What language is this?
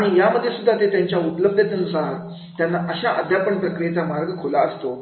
Marathi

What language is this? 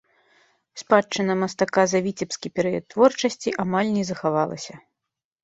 Belarusian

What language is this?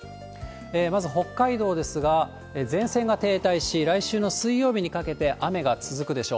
Japanese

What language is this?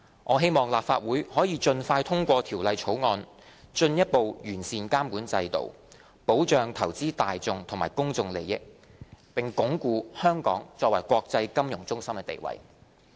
Cantonese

